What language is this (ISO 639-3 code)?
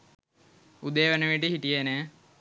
sin